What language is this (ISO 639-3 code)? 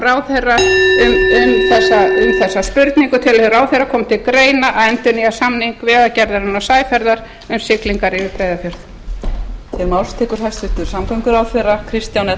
isl